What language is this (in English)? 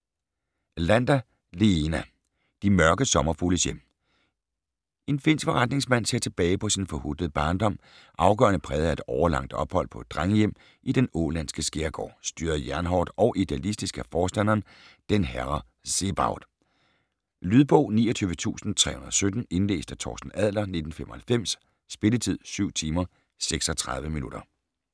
Danish